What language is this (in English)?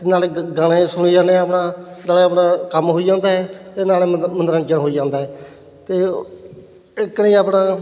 Punjabi